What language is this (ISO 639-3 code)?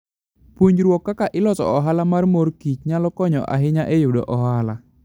luo